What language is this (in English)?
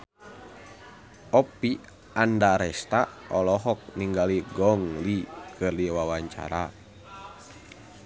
Sundanese